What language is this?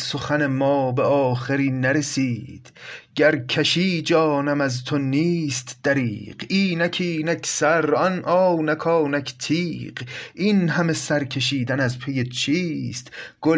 Persian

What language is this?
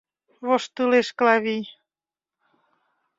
Mari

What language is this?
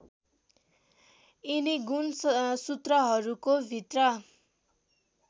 Nepali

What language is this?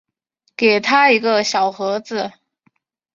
Chinese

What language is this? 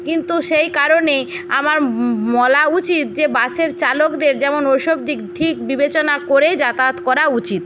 Bangla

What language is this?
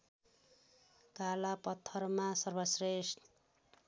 Nepali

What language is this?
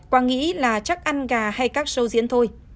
Vietnamese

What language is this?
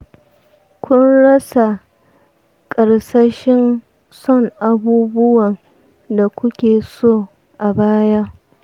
Hausa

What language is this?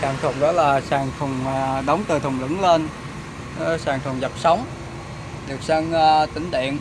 Vietnamese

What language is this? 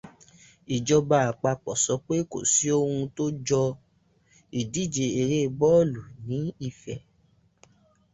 Yoruba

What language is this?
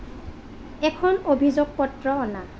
Assamese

